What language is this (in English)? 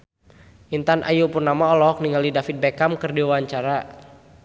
Sundanese